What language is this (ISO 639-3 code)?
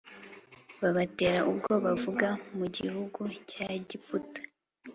kin